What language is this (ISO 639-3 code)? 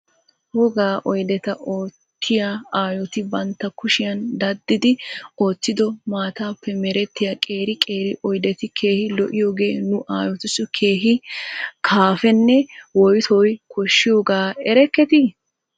wal